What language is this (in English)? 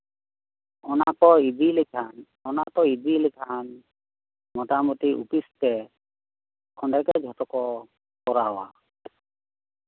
Santali